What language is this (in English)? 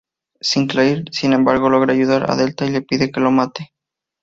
Spanish